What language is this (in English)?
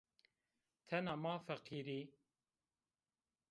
Zaza